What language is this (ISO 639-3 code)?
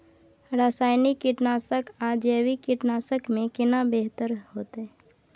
mai